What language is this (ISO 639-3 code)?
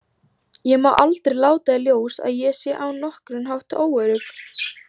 isl